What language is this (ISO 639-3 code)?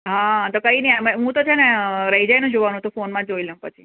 guj